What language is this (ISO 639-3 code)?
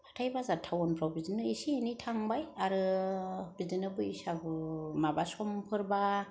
brx